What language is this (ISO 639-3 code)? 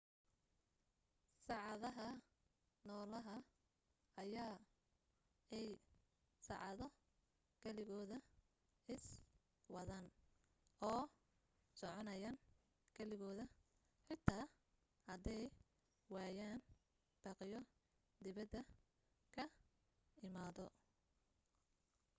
som